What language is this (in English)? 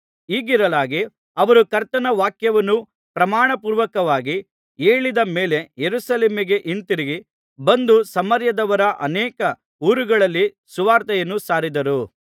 Kannada